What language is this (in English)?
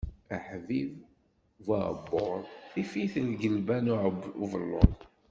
Kabyle